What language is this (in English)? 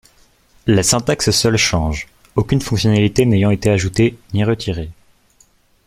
French